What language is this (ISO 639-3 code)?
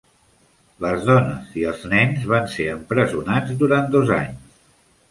cat